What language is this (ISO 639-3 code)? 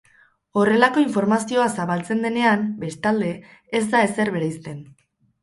eus